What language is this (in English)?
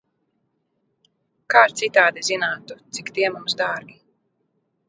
Latvian